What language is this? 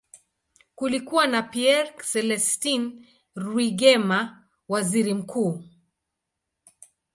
Swahili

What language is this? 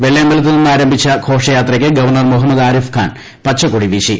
Malayalam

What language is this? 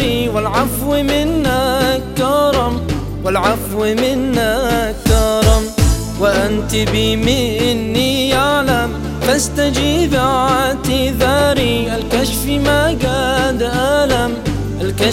Arabic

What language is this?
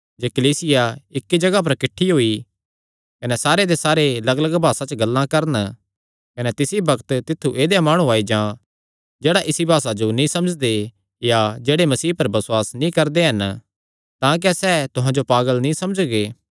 Kangri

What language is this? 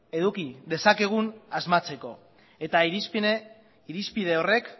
Basque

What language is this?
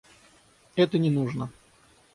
Russian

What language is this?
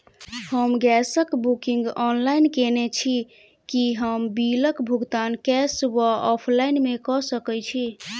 Maithili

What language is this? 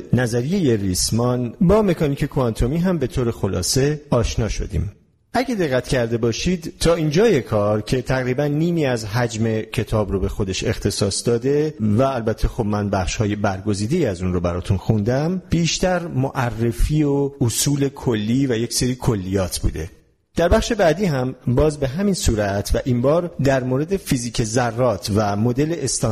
Persian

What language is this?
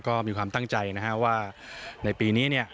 Thai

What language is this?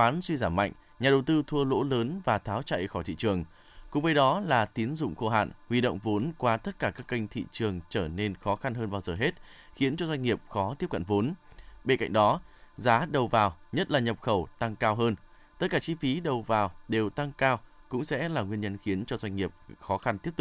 Vietnamese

